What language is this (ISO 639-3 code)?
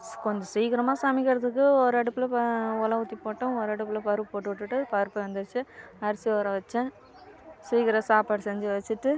tam